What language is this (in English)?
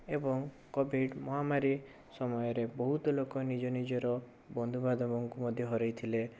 Odia